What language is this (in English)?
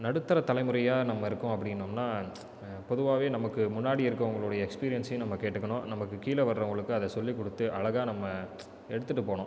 Tamil